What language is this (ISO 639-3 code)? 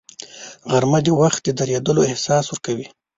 pus